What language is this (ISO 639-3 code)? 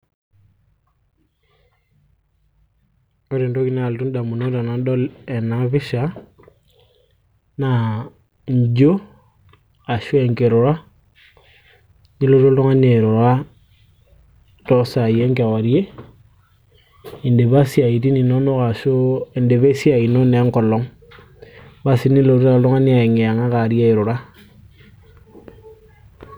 mas